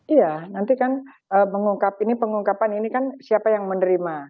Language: Indonesian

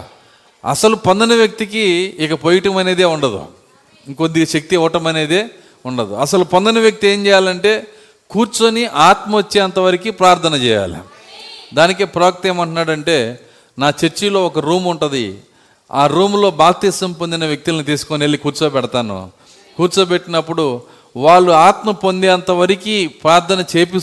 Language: Telugu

